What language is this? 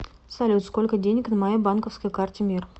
Russian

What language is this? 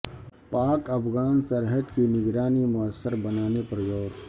Urdu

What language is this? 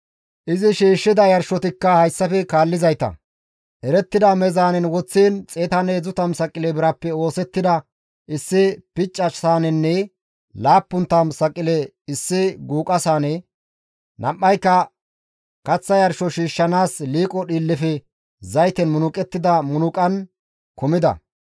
Gamo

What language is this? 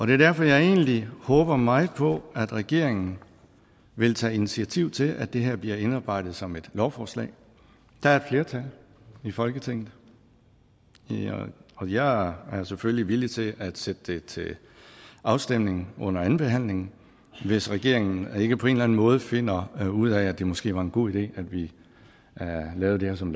Danish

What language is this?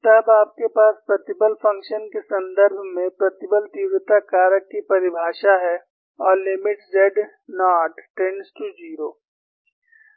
Hindi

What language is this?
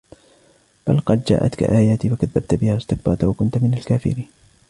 Arabic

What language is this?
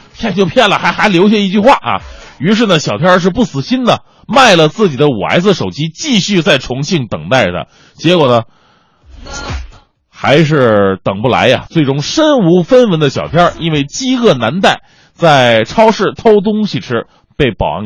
Chinese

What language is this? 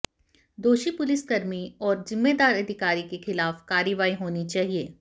Hindi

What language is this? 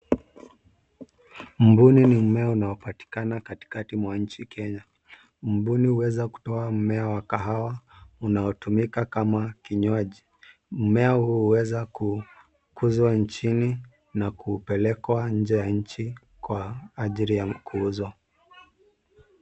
Swahili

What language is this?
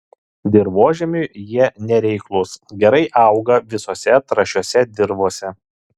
Lithuanian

